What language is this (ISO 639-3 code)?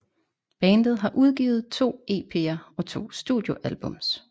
dan